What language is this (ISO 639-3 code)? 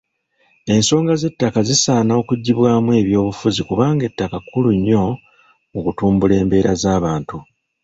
lug